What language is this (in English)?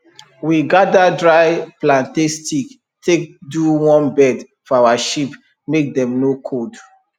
Nigerian Pidgin